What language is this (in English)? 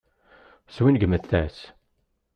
Kabyle